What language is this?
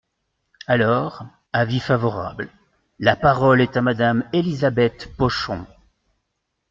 French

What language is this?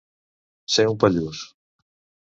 Catalan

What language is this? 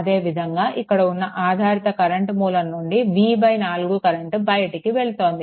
Telugu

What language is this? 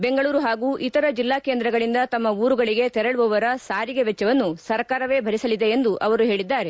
Kannada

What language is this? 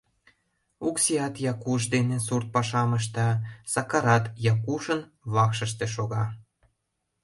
Mari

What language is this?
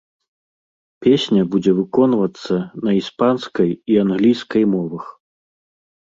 Belarusian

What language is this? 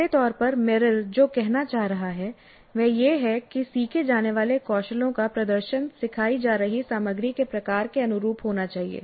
Hindi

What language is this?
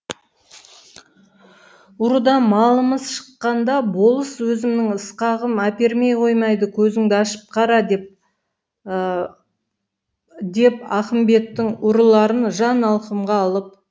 Kazakh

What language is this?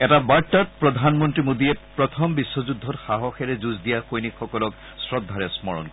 Assamese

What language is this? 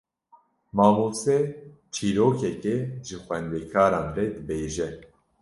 Kurdish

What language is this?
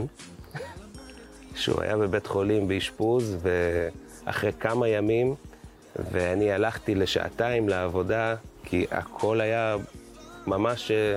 Hebrew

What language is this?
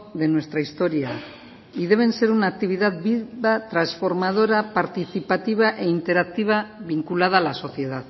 Spanish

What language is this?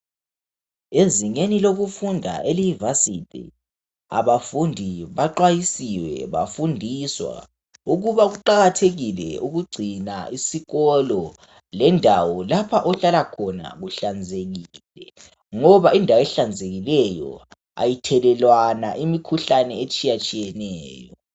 North Ndebele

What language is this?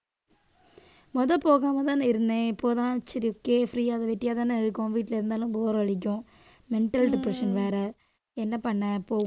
Tamil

